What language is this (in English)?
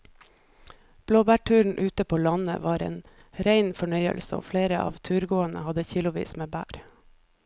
Norwegian